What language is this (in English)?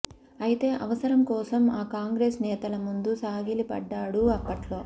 Telugu